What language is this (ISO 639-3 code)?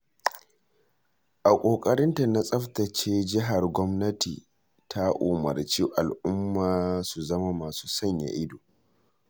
hau